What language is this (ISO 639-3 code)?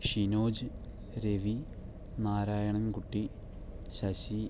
mal